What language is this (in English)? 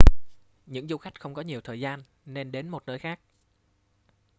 Vietnamese